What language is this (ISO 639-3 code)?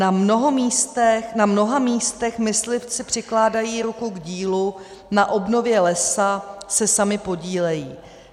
ces